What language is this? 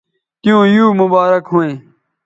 Bateri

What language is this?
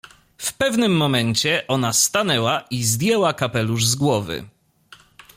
Polish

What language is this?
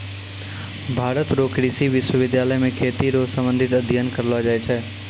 Maithili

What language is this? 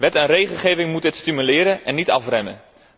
Dutch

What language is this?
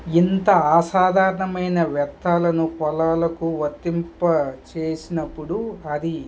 Telugu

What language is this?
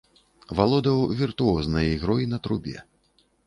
Belarusian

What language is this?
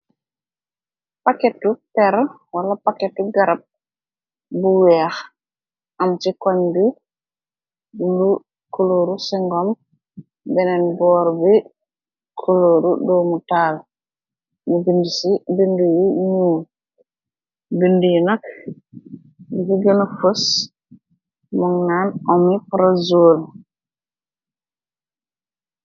Wolof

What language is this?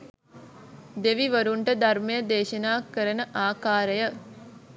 Sinhala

